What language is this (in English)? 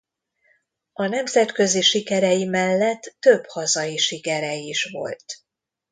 Hungarian